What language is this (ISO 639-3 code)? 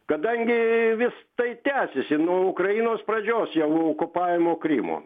lit